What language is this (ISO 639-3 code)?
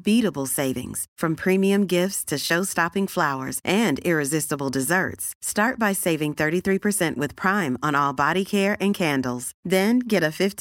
urd